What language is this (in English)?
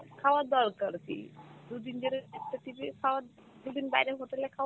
Bangla